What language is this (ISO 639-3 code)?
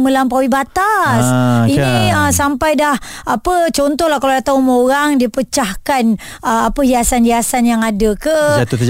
msa